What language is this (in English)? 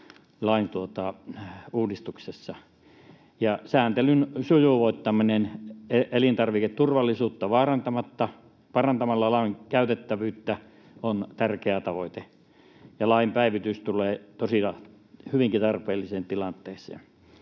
Finnish